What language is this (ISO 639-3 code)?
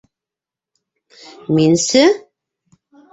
bak